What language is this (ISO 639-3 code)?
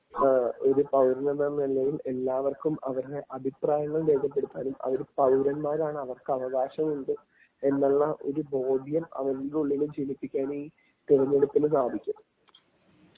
mal